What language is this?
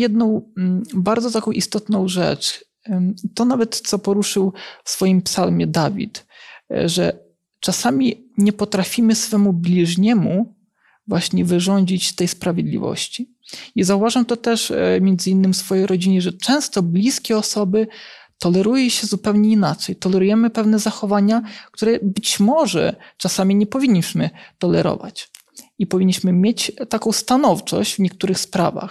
Polish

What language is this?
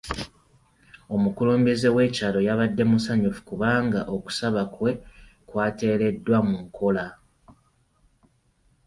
Ganda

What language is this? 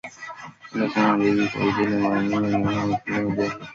Swahili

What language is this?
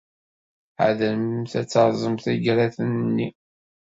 Kabyle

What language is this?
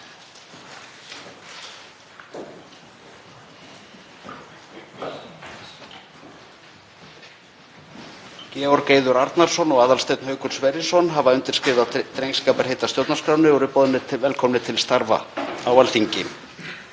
Icelandic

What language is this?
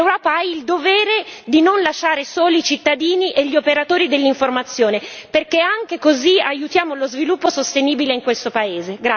Italian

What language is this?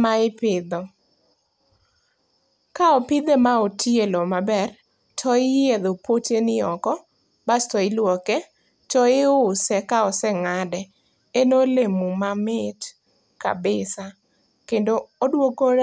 Luo (Kenya and Tanzania)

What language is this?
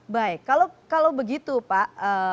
Indonesian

